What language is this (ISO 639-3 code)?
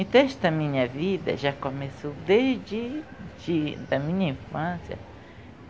por